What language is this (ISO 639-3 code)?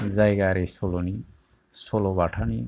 brx